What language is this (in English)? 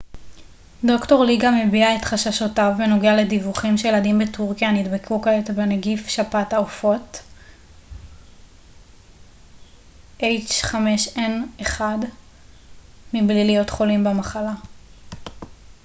Hebrew